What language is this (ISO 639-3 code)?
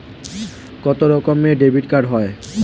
ben